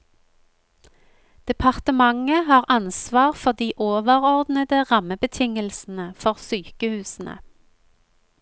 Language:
Norwegian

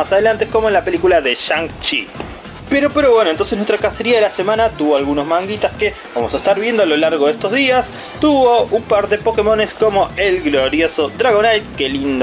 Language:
Spanish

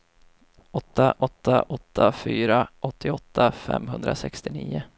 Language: Swedish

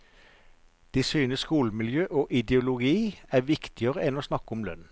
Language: Norwegian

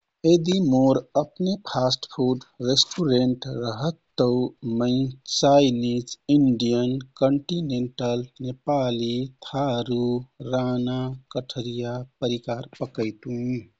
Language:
Kathoriya Tharu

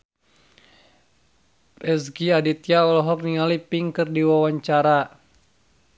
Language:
Sundanese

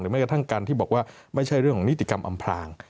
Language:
Thai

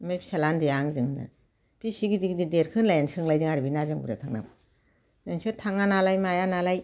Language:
Bodo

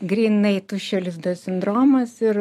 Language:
Lithuanian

